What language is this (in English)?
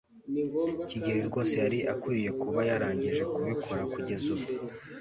Kinyarwanda